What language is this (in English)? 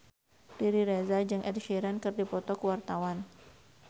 Sundanese